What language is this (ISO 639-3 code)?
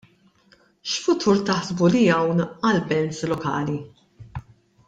mlt